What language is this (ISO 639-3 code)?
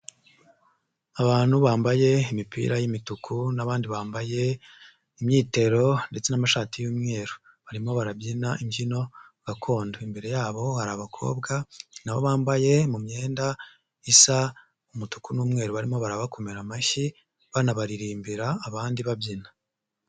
kin